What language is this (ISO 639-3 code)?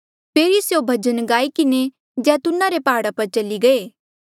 mjl